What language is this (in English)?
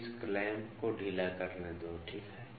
Hindi